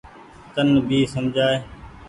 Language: Goaria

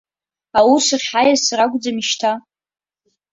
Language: Abkhazian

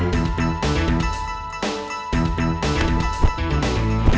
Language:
Indonesian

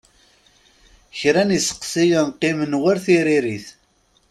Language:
Kabyle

